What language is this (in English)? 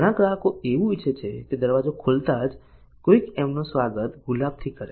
Gujarati